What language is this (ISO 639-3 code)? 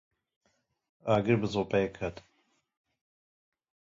kur